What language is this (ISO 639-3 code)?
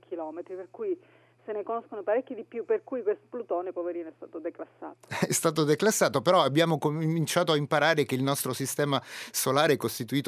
ita